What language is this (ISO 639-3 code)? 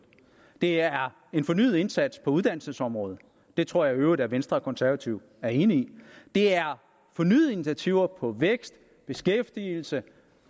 dan